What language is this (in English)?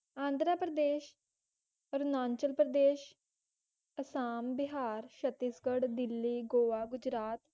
Punjabi